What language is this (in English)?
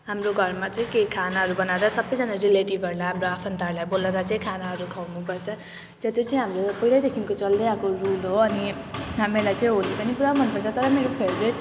Nepali